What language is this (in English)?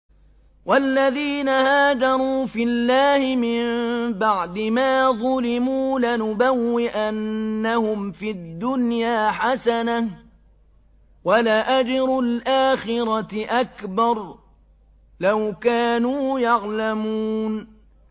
Arabic